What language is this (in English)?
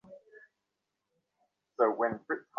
Bangla